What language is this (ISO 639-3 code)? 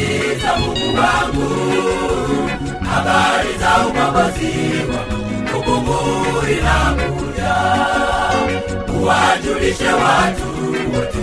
swa